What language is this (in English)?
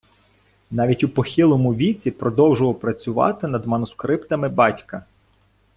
Ukrainian